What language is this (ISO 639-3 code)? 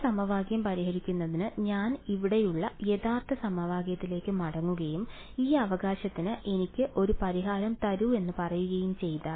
mal